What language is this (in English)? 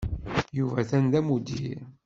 Kabyle